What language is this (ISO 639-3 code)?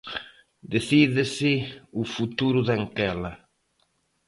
glg